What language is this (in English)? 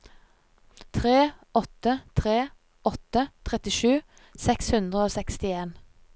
Norwegian